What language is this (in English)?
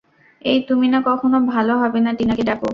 Bangla